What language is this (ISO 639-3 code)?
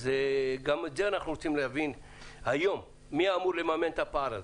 heb